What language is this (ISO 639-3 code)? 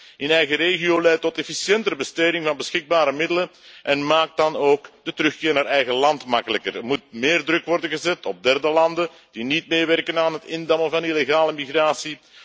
nld